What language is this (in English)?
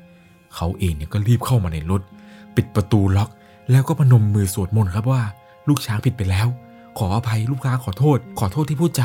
Thai